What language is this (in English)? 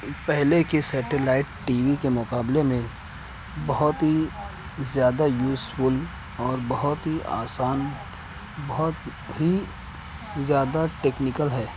Urdu